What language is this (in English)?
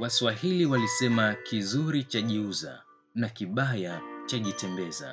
Swahili